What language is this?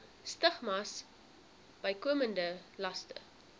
Afrikaans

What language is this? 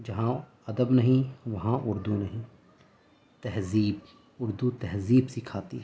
Urdu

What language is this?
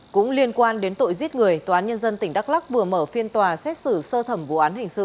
Vietnamese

